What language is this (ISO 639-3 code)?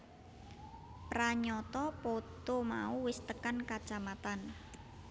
jav